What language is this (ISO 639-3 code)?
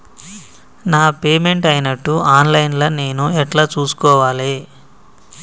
tel